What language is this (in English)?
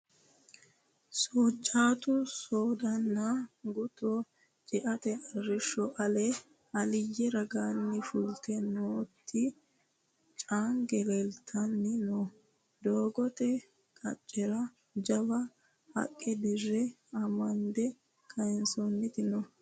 Sidamo